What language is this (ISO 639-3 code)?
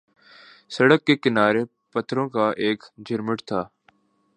urd